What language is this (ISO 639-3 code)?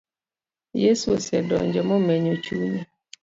luo